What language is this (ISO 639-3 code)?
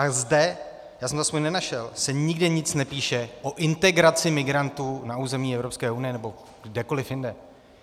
ces